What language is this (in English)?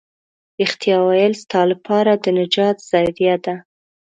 Pashto